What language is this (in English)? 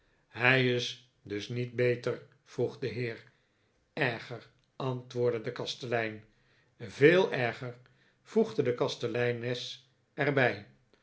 Dutch